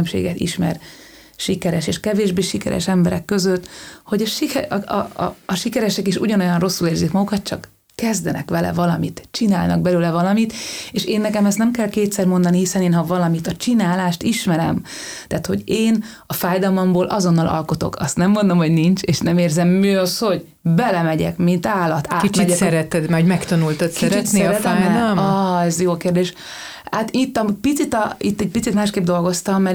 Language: Hungarian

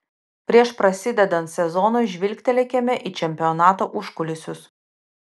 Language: Lithuanian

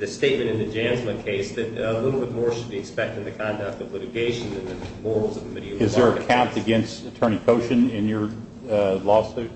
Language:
English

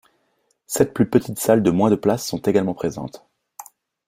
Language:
French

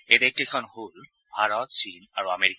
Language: Assamese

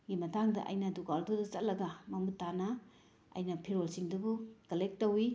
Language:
Manipuri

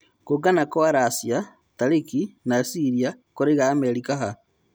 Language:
Kikuyu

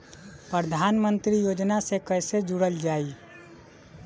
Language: Bhojpuri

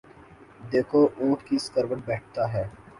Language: Urdu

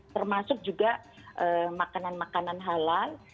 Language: Indonesian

